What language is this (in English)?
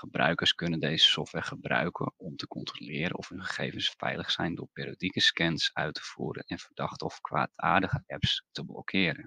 Dutch